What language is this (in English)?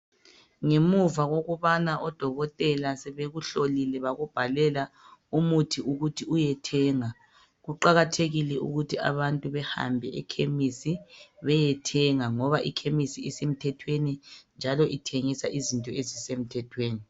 North Ndebele